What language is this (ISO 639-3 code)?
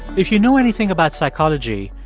eng